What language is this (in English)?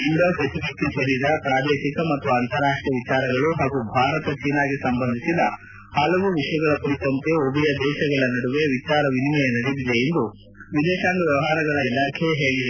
Kannada